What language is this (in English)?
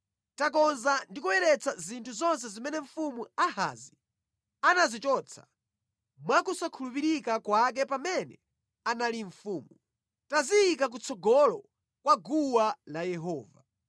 Nyanja